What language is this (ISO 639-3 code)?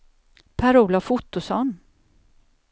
swe